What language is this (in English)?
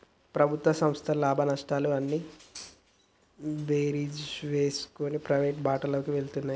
Telugu